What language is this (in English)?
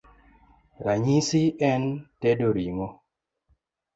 Luo (Kenya and Tanzania)